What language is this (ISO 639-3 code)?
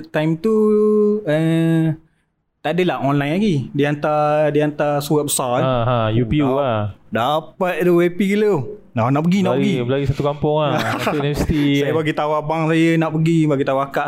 msa